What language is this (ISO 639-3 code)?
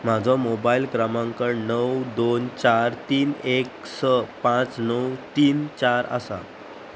kok